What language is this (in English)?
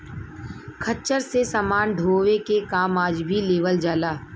Bhojpuri